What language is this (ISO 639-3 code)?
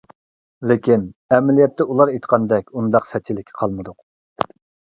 uig